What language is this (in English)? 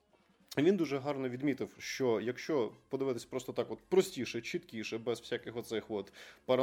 Ukrainian